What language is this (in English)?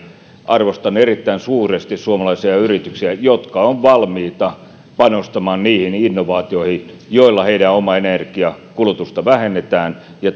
Finnish